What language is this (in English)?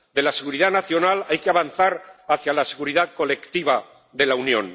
Spanish